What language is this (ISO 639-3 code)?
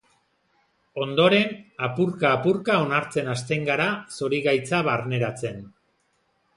eus